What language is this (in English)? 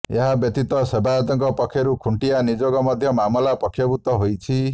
Odia